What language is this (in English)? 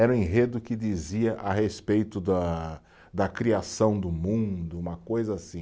Portuguese